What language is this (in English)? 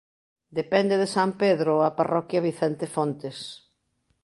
Galician